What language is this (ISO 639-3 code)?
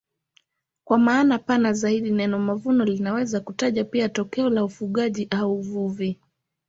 swa